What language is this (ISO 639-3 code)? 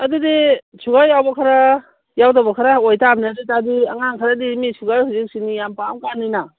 mni